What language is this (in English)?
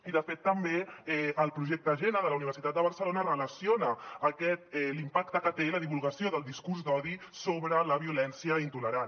Catalan